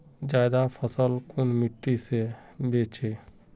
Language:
Magahi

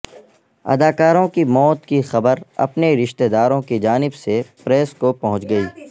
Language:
Urdu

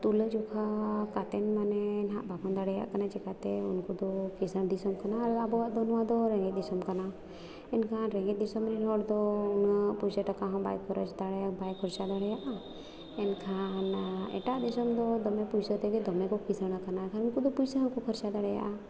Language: Santali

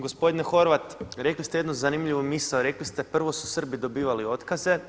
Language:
Croatian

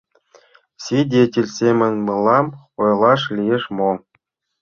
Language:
Mari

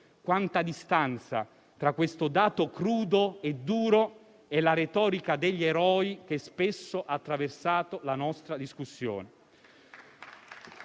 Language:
Italian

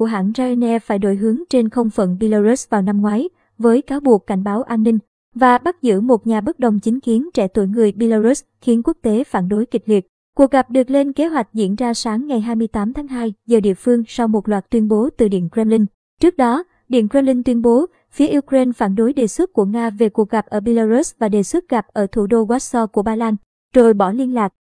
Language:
Vietnamese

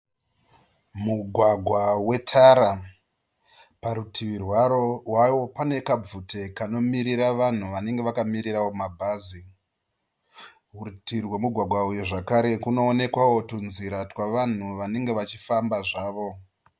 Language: Shona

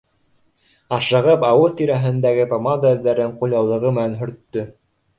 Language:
Bashkir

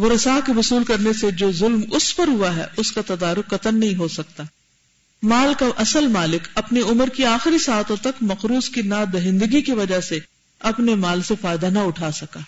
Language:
Urdu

